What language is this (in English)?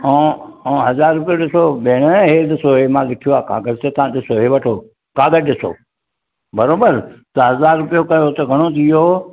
Sindhi